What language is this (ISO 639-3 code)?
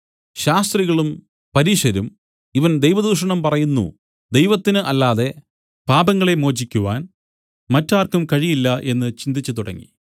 mal